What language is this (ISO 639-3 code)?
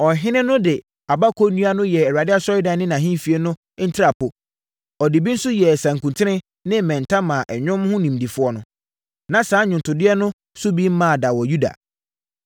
aka